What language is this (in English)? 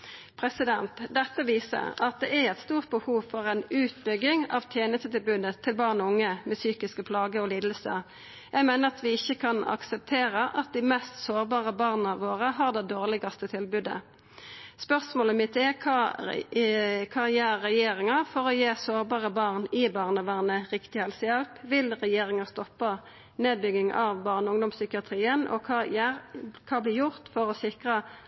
Norwegian Nynorsk